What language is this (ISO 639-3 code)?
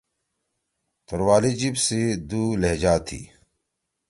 trw